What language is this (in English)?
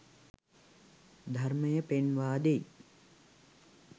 Sinhala